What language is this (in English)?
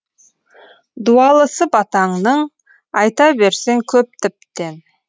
Kazakh